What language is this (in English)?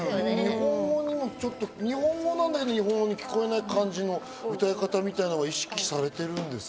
Japanese